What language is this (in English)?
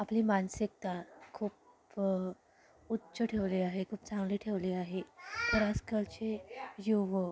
Marathi